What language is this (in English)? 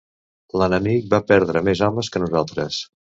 Catalan